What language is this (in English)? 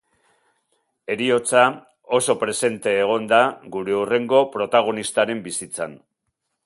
Basque